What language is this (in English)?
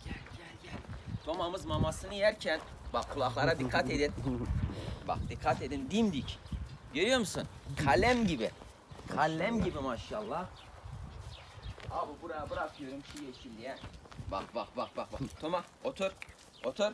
Turkish